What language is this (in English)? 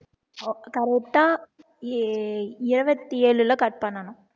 Tamil